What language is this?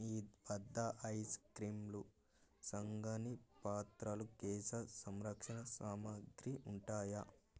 Telugu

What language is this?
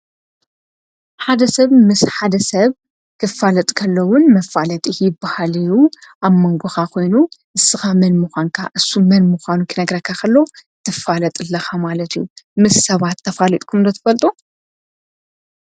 Tigrinya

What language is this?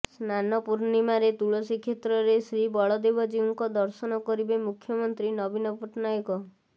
Odia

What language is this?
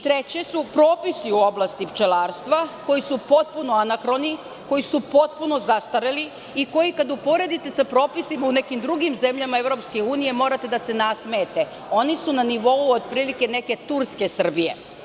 Serbian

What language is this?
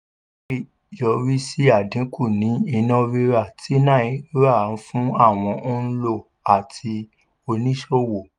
Yoruba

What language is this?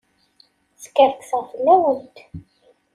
Kabyle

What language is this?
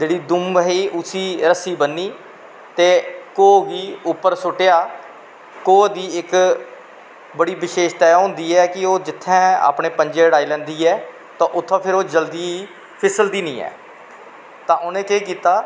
Dogri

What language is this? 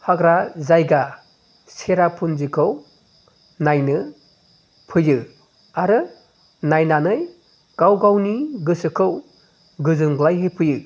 Bodo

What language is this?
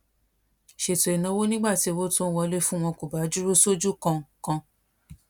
Yoruba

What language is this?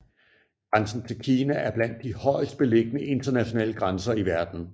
Danish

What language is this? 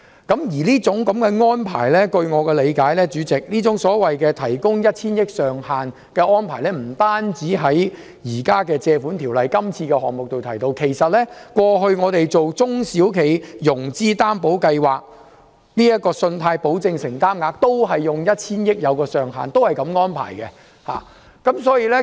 Cantonese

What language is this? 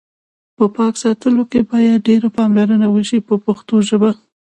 Pashto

